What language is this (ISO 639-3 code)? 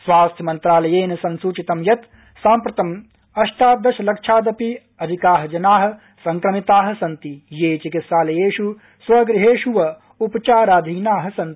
san